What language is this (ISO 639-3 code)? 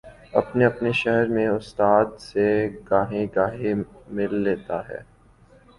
urd